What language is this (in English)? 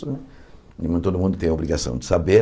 Portuguese